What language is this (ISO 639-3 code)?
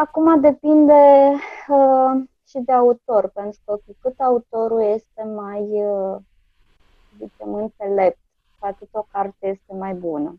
ron